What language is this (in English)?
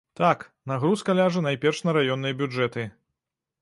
Belarusian